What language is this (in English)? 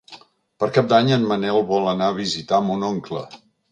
Catalan